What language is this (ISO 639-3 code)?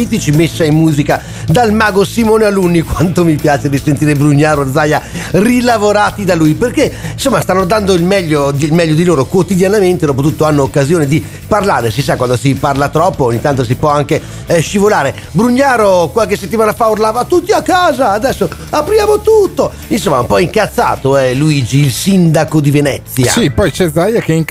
ita